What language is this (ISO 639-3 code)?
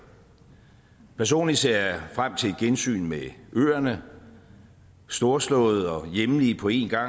dan